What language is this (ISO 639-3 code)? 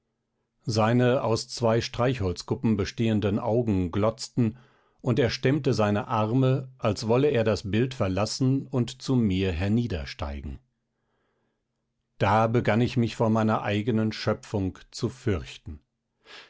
deu